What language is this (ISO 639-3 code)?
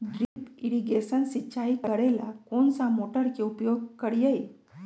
mag